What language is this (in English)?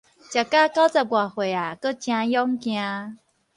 Min Nan Chinese